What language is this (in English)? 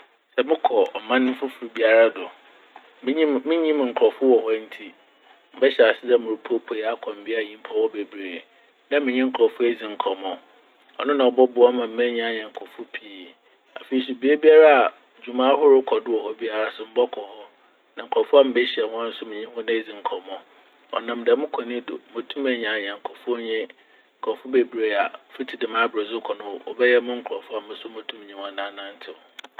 Akan